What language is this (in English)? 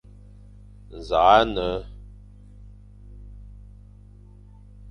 Fang